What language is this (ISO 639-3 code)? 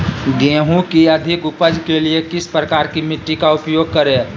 mag